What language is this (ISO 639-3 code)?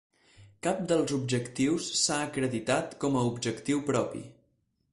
cat